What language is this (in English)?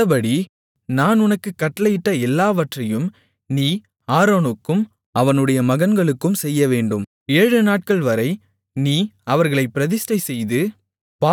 Tamil